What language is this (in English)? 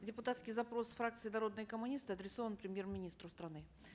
Kazakh